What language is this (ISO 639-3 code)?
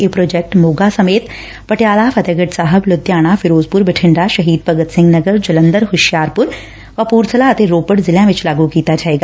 pan